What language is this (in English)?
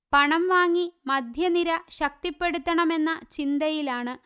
Malayalam